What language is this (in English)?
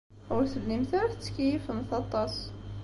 Kabyle